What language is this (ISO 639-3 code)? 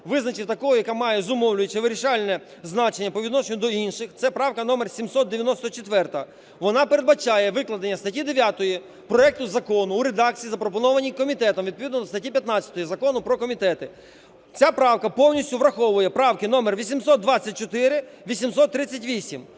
ukr